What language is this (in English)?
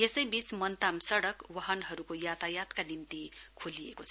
Nepali